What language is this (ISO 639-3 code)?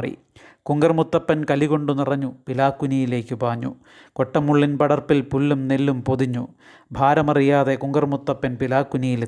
mal